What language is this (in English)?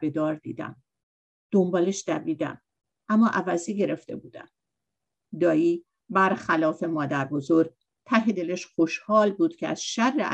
Persian